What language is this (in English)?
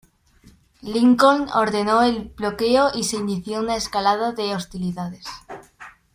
Spanish